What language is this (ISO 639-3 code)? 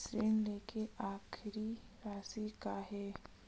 hne